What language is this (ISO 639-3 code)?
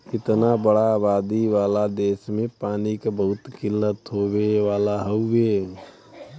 bho